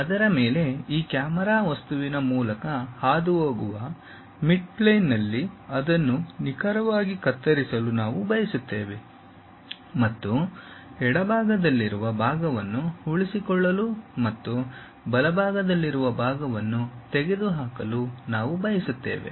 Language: Kannada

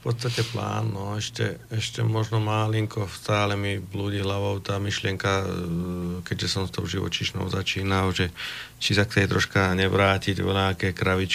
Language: Slovak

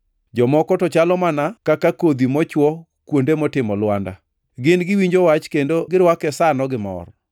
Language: Luo (Kenya and Tanzania)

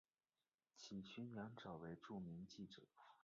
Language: Chinese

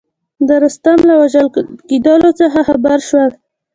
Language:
Pashto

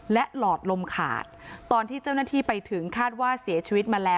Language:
Thai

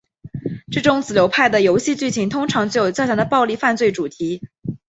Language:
Chinese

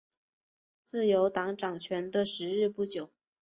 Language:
Chinese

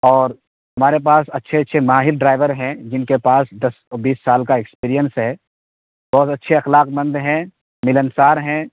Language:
Urdu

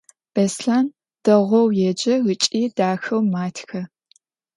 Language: Adyghe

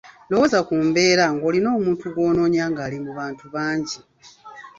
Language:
Ganda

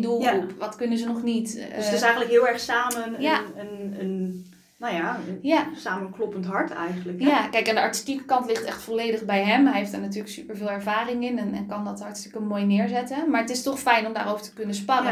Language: Dutch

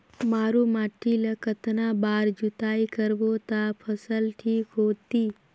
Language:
Chhattisgarhi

